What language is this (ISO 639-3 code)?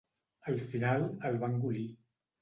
cat